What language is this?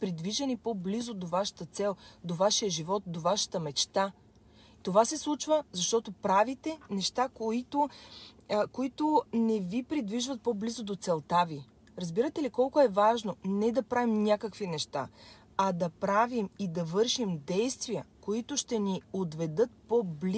Bulgarian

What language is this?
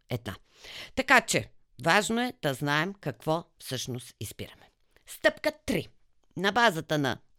Bulgarian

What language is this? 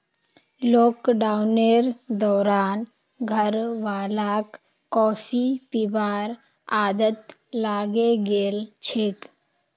Magahi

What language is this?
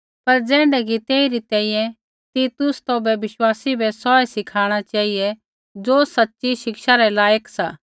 Kullu Pahari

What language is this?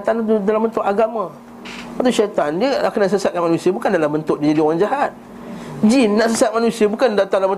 Malay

